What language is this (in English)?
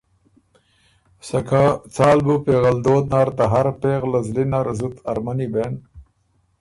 Ormuri